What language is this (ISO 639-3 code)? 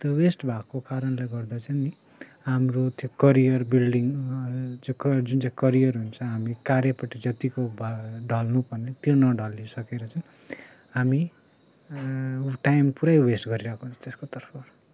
nep